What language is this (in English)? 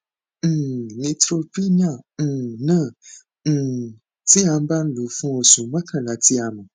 Yoruba